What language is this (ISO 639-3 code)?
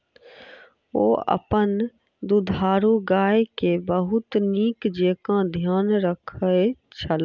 mai